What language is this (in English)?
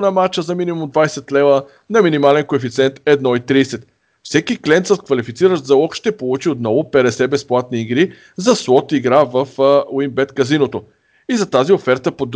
Bulgarian